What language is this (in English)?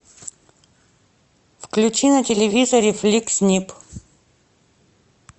Russian